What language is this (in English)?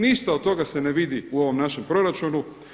Croatian